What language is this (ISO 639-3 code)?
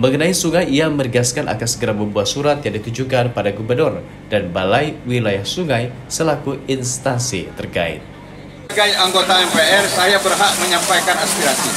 ind